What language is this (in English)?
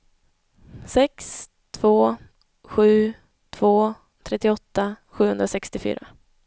Swedish